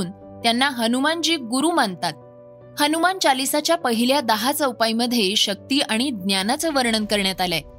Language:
Marathi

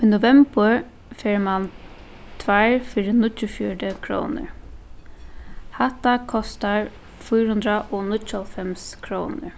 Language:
Faroese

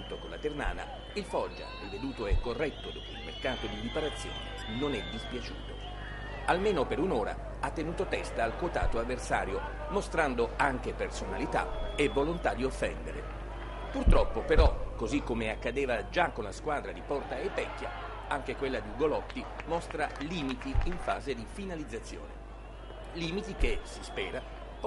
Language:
Italian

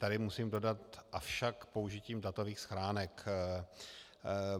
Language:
Czech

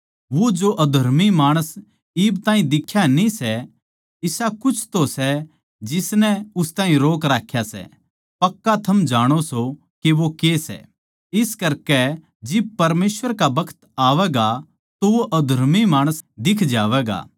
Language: Haryanvi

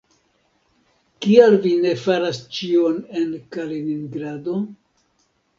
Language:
Esperanto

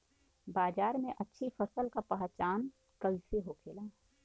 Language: Bhojpuri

